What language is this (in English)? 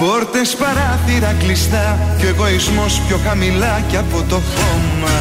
Greek